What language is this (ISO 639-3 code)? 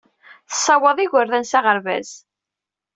kab